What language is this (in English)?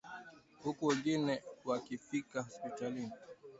Swahili